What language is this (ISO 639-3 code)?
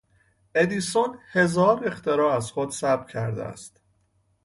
fas